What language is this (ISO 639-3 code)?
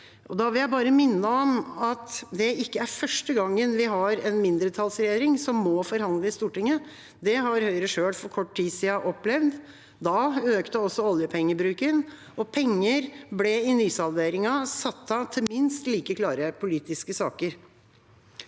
nor